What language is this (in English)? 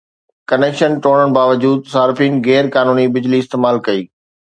Sindhi